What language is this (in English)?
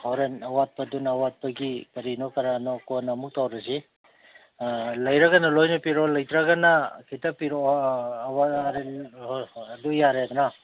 Manipuri